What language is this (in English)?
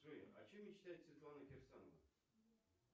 Russian